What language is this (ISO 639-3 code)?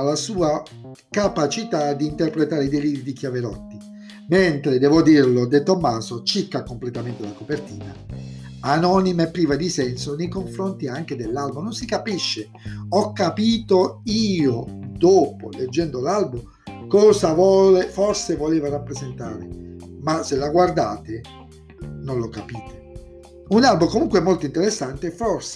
ita